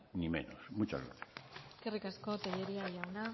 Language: Basque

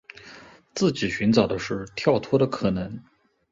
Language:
Chinese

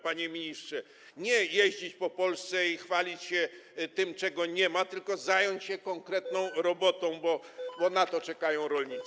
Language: Polish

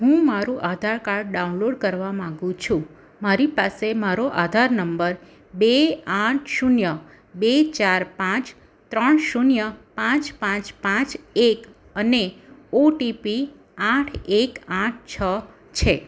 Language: Gujarati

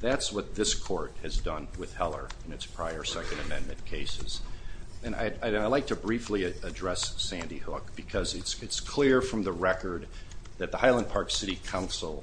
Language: English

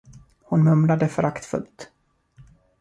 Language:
Swedish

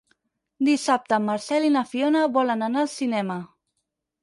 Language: Catalan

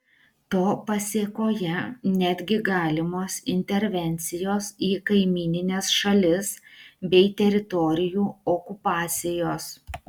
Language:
Lithuanian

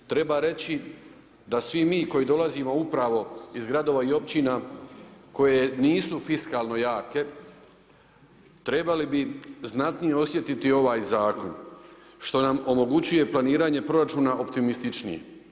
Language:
Croatian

